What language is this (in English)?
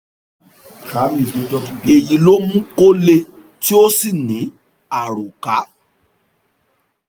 Yoruba